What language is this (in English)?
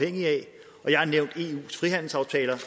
Danish